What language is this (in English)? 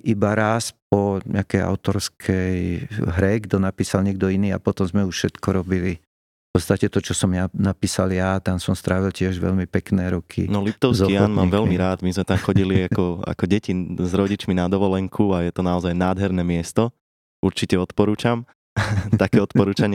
Slovak